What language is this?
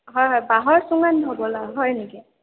Assamese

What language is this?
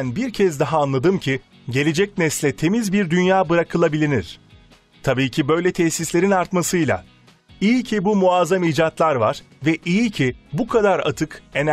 Turkish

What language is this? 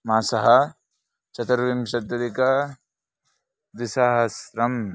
Sanskrit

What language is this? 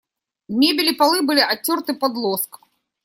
Russian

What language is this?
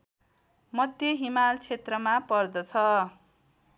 Nepali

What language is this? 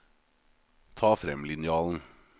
Norwegian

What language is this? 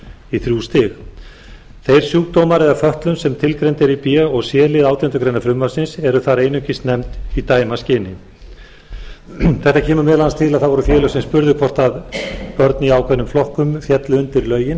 Icelandic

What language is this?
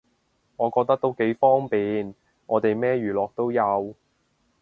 Cantonese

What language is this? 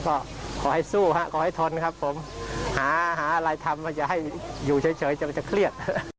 Thai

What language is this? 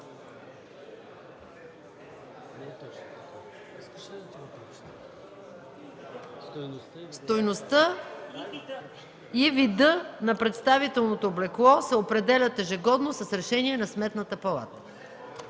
Bulgarian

